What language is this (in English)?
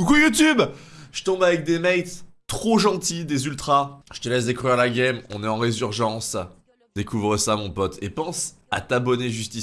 French